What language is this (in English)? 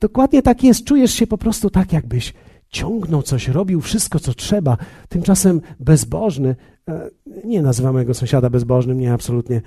Polish